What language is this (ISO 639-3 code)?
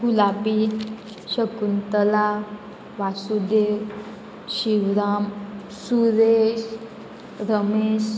kok